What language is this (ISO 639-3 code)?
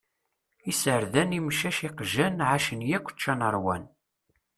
kab